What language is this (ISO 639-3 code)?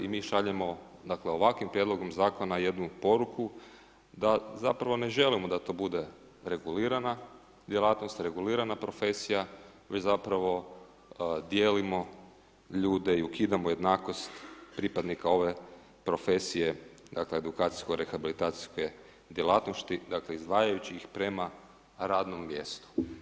hrv